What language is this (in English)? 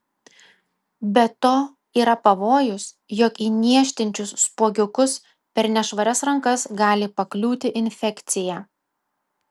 Lithuanian